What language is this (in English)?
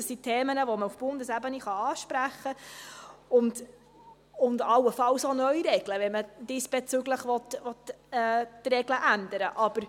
Swiss German